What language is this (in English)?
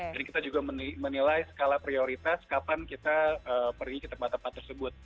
Indonesian